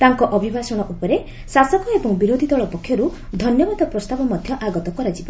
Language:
Odia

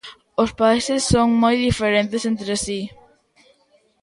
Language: Galician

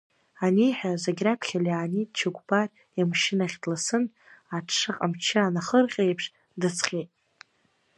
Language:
Abkhazian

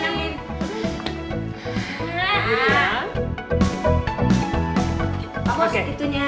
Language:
Indonesian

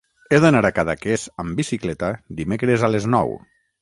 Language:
Catalan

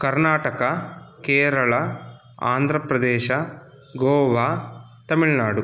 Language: Sanskrit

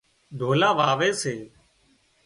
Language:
Wadiyara Koli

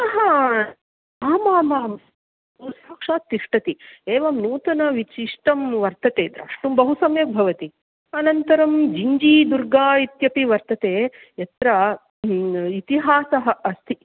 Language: Sanskrit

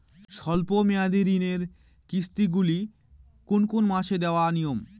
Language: Bangla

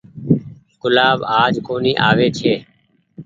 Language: Goaria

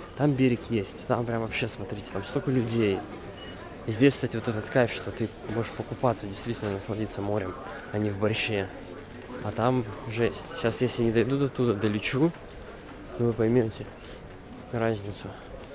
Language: Russian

